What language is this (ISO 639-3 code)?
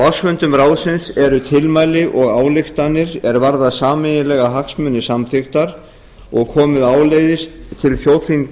isl